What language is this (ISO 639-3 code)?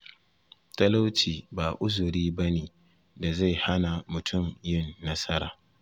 hau